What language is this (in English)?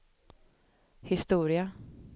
Swedish